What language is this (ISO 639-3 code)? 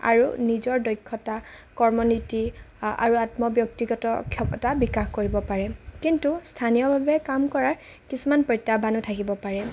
asm